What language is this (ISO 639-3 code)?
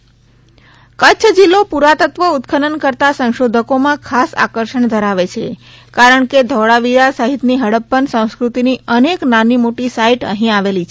guj